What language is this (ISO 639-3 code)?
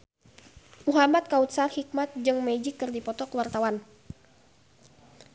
sun